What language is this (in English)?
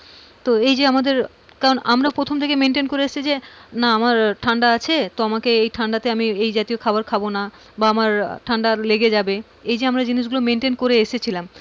Bangla